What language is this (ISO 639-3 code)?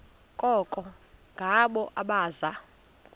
xho